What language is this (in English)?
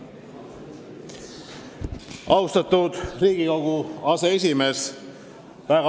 Estonian